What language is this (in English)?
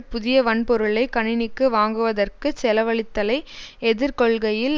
Tamil